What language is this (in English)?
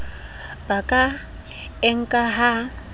Southern Sotho